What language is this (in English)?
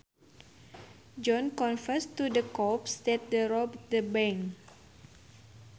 Sundanese